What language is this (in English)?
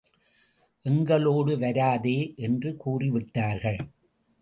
Tamil